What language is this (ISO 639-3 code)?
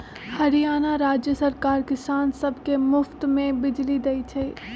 mag